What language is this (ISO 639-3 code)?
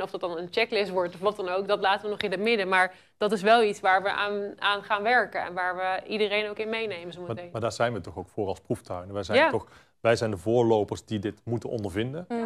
nld